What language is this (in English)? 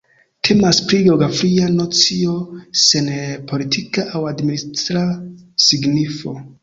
Esperanto